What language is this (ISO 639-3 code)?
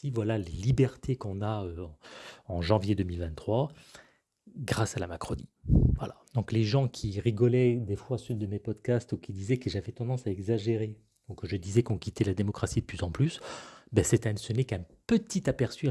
fra